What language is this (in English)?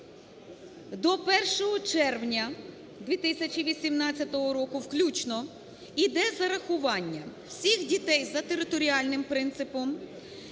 Ukrainian